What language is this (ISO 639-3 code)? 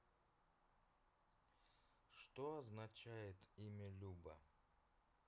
rus